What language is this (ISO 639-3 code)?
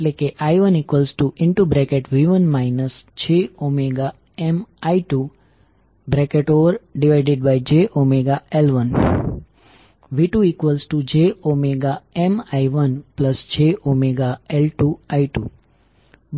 guj